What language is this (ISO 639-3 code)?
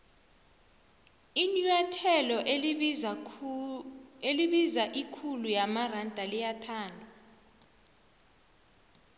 nbl